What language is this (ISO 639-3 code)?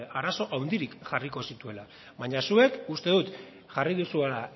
eus